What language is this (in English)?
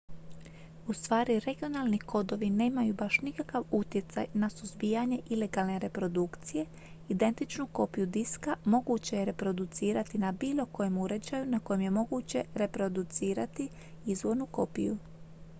Croatian